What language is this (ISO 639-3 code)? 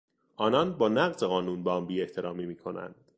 fas